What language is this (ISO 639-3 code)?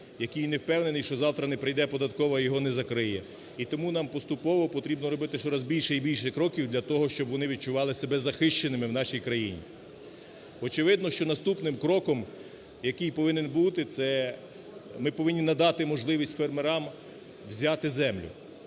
ukr